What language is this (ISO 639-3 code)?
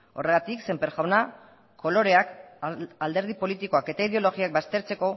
eus